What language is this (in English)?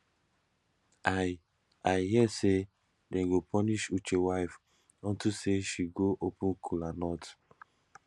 Nigerian Pidgin